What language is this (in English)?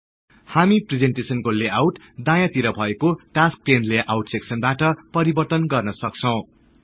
Nepali